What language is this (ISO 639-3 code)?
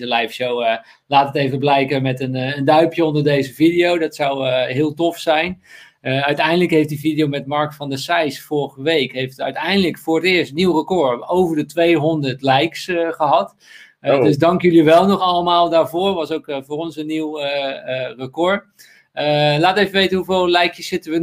nld